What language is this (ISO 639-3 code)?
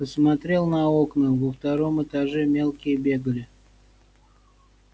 rus